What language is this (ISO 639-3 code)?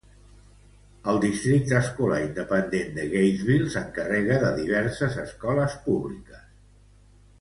cat